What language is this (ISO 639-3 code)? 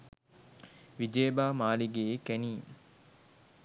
sin